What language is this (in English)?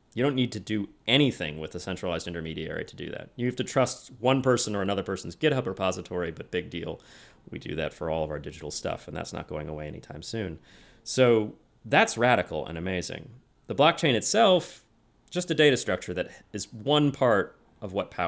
English